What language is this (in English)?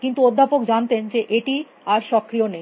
Bangla